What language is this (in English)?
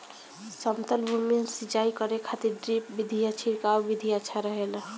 Bhojpuri